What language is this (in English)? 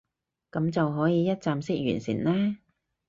Cantonese